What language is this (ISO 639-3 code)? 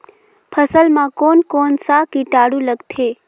hne